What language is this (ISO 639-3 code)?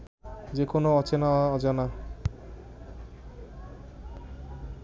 ben